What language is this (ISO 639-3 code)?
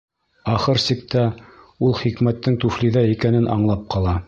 bak